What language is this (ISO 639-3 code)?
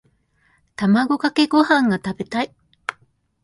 jpn